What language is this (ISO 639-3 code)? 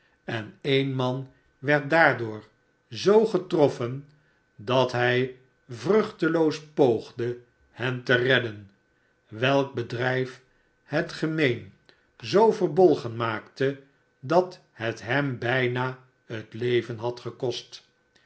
nld